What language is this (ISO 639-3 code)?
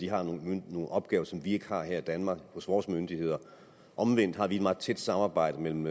dan